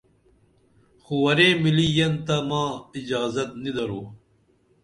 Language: Dameli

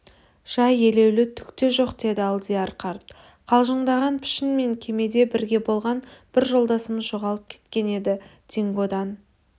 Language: Kazakh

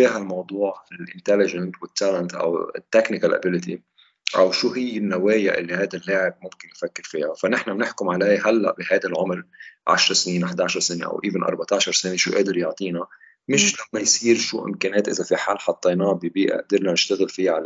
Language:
Arabic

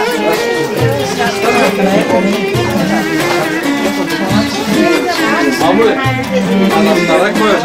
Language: Turkish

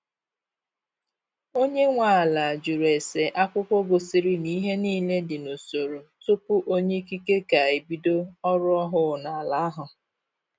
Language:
Igbo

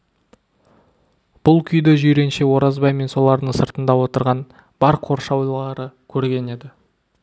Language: Kazakh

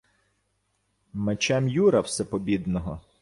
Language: Ukrainian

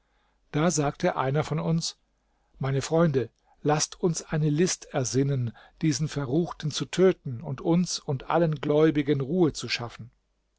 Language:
German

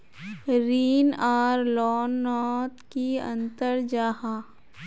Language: Magahi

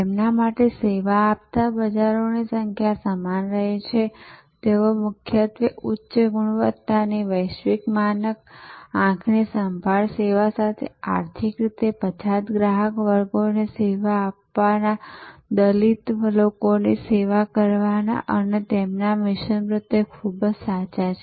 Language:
Gujarati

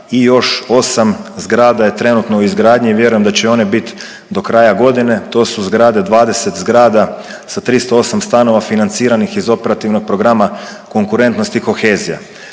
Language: Croatian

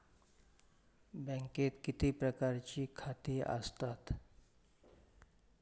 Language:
Marathi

